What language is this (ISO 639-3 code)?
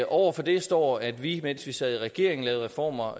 dan